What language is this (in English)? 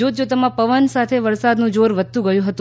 Gujarati